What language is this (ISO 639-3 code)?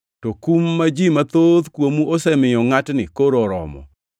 luo